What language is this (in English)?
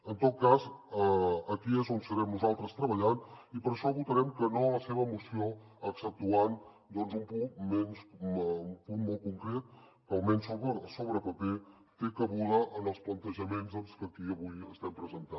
Catalan